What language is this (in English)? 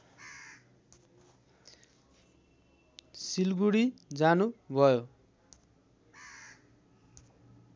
Nepali